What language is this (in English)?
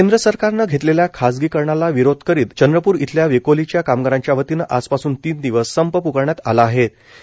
Marathi